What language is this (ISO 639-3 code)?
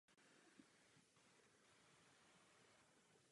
ces